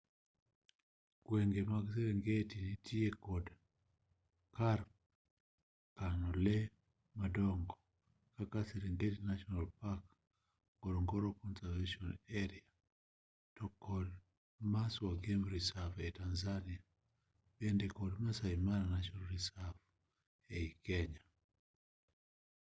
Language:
Luo (Kenya and Tanzania)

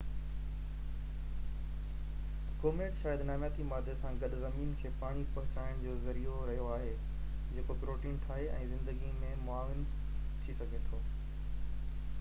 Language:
Sindhi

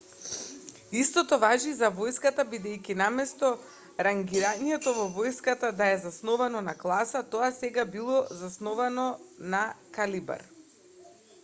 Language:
Macedonian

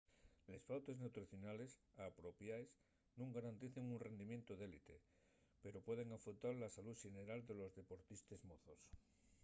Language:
Asturian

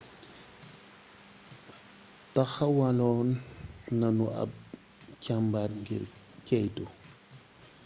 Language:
Wolof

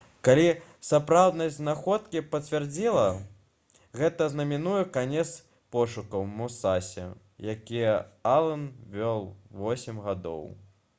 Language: Belarusian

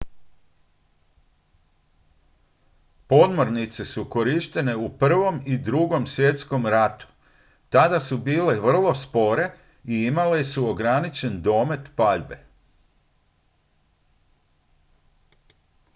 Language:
Croatian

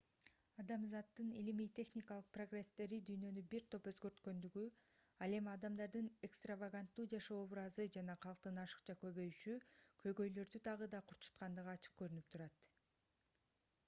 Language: Kyrgyz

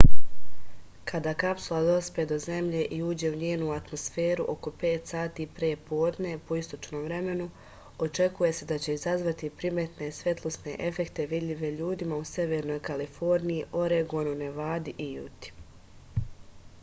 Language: Serbian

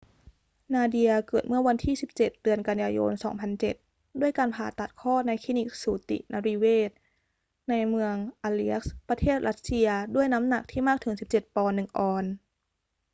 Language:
Thai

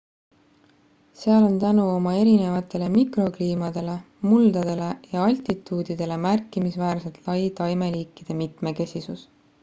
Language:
Estonian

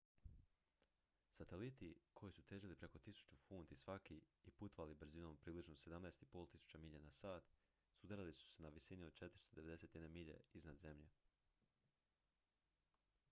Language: Croatian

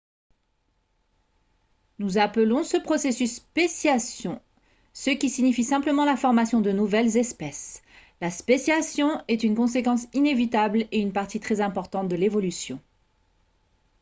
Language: French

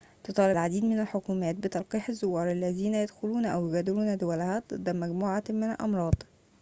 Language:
Arabic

